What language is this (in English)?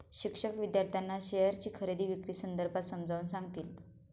Marathi